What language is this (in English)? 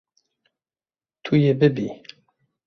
Kurdish